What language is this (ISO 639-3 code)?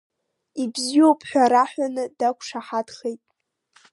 abk